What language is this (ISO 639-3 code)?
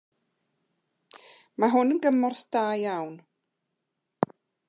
cym